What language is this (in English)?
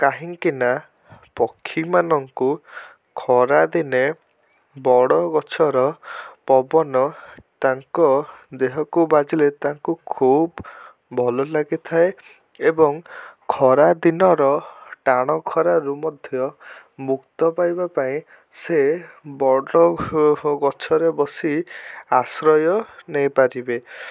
Odia